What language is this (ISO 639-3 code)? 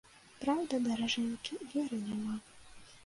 bel